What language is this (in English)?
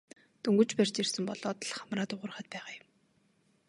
Mongolian